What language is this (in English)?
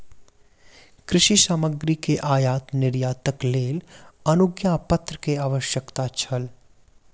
Maithili